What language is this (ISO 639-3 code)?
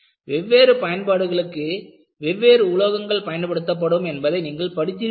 tam